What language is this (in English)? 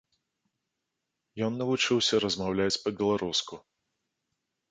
Belarusian